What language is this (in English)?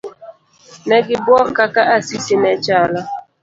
Luo (Kenya and Tanzania)